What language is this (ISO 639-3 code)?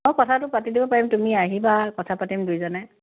asm